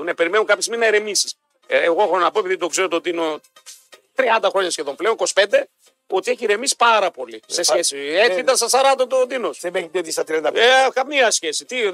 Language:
Greek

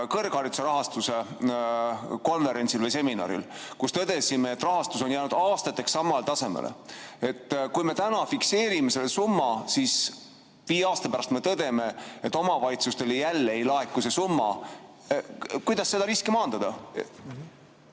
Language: Estonian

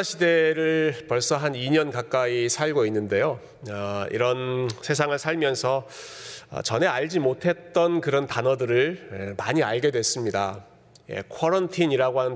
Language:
Korean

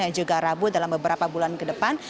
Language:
Indonesian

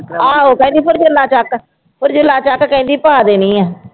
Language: Punjabi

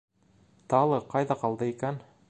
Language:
Bashkir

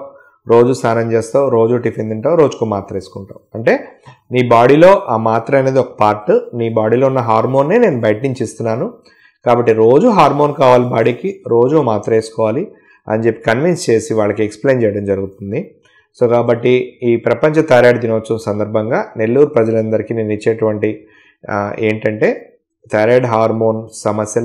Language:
Telugu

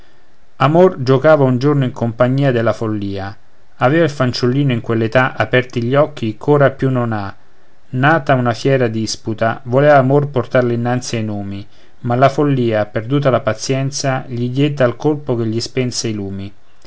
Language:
Italian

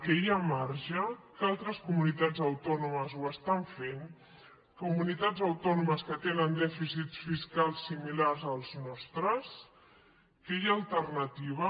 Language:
Catalan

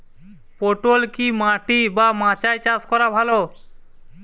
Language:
Bangla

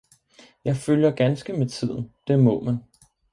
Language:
Danish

